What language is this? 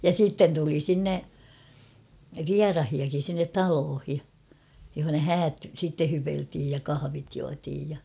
Finnish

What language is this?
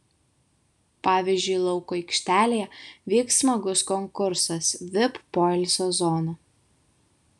Lithuanian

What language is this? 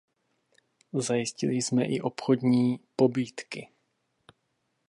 Czech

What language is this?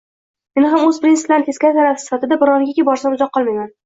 Uzbek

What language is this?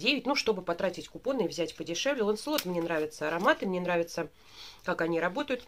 Russian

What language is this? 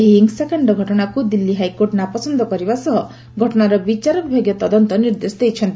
Odia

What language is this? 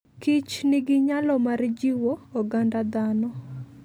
Luo (Kenya and Tanzania)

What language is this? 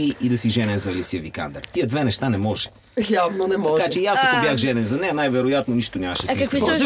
Bulgarian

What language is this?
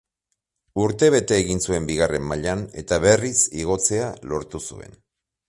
Basque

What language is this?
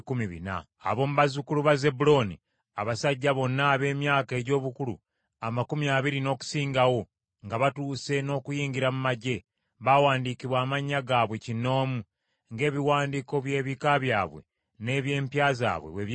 Ganda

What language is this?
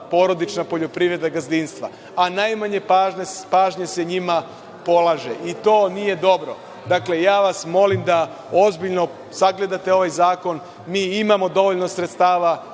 Serbian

